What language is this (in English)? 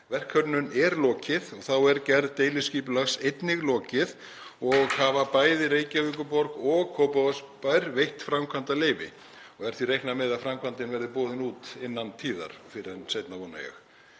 Icelandic